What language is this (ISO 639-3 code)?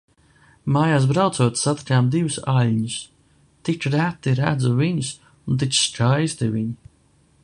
lav